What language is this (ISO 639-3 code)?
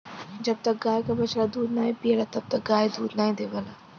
bho